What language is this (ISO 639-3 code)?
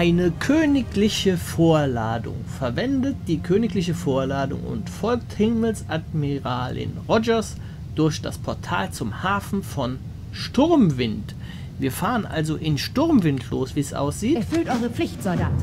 deu